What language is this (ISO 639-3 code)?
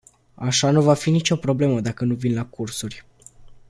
ron